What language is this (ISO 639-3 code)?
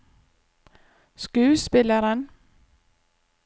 nor